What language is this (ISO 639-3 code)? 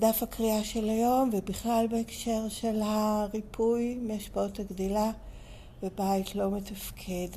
heb